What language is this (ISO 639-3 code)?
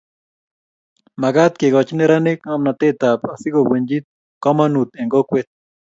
kln